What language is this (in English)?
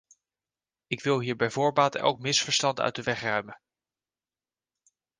Dutch